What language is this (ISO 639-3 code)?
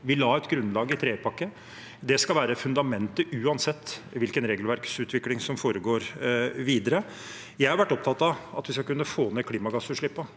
nor